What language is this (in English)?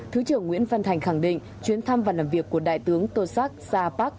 Vietnamese